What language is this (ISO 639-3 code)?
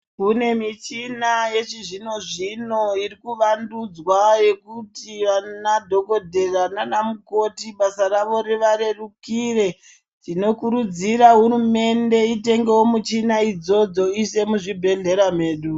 ndc